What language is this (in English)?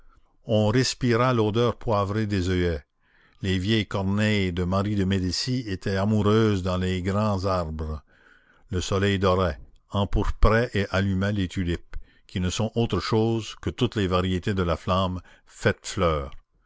French